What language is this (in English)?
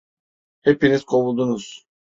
Turkish